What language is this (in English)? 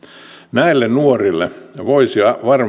Finnish